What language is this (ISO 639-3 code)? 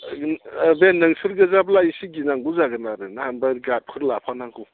brx